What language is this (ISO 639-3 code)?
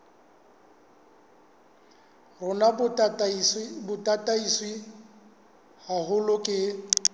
sot